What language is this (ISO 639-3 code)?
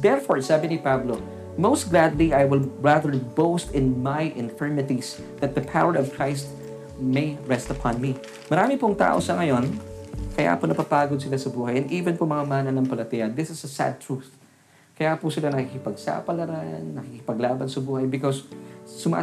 fil